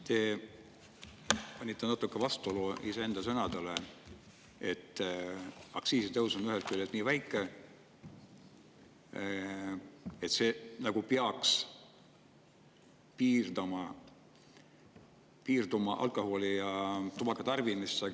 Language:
Estonian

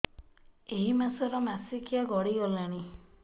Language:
Odia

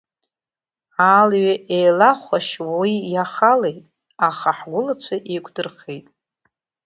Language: Abkhazian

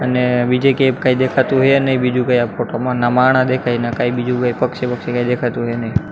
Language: Gujarati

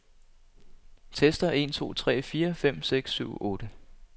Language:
Danish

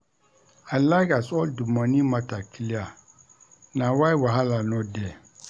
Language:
Nigerian Pidgin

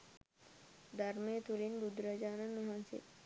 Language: Sinhala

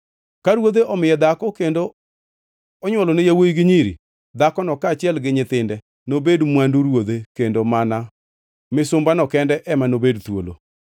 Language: Luo (Kenya and Tanzania)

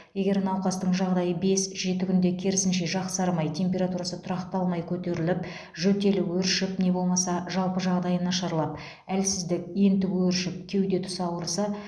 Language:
Kazakh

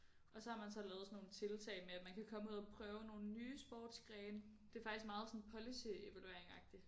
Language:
Danish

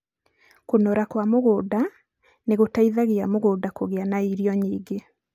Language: Kikuyu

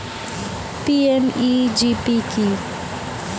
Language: Bangla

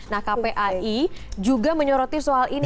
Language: Indonesian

